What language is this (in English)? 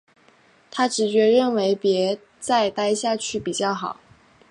Chinese